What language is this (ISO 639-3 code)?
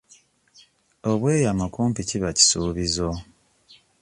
lug